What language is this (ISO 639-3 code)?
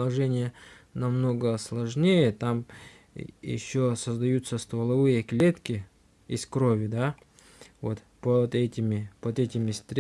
rus